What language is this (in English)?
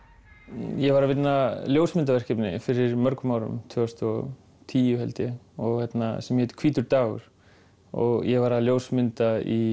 Icelandic